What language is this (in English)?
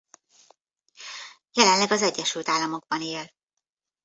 Hungarian